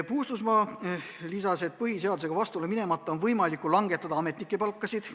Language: Estonian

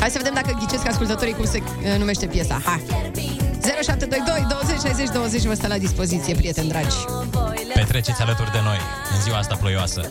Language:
Romanian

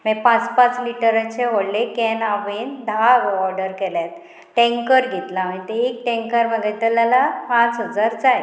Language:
Konkani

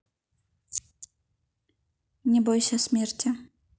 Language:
Russian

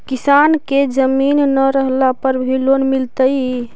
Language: Magahi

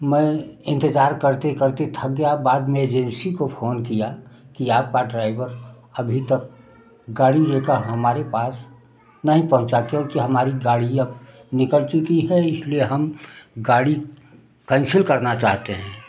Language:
Hindi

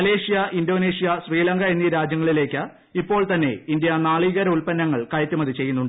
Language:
Malayalam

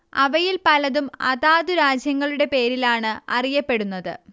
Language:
Malayalam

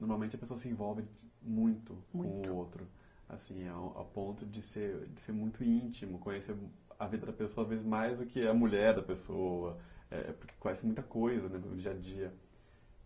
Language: Portuguese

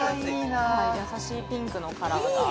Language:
Japanese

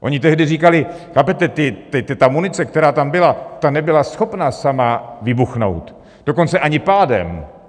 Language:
Czech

